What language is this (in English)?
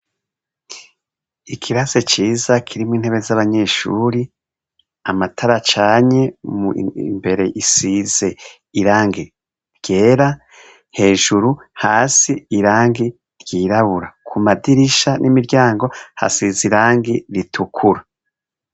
Rundi